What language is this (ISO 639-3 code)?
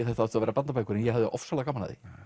isl